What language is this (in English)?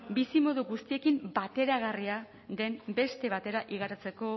Basque